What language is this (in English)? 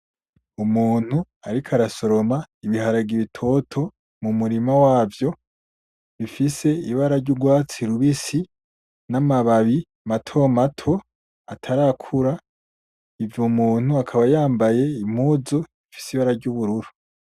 Rundi